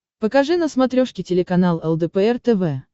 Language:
Russian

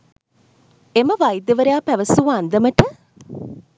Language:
Sinhala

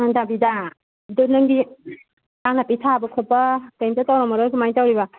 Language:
Manipuri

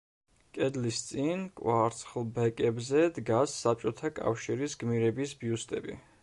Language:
Georgian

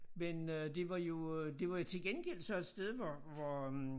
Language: Danish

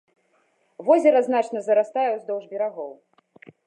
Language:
Belarusian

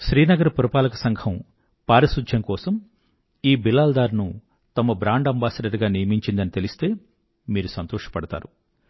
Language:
Telugu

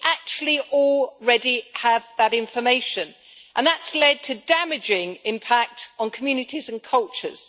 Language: English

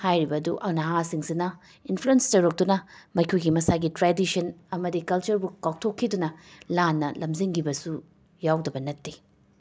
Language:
Manipuri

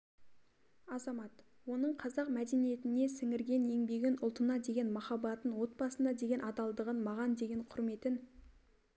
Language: Kazakh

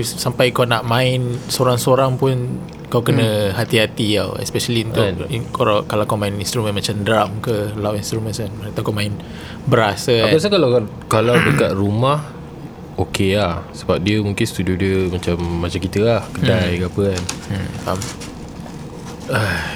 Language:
Malay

